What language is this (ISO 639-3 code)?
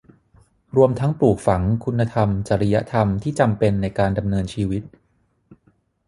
tha